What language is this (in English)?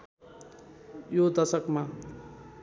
Nepali